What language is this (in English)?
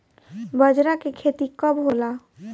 Bhojpuri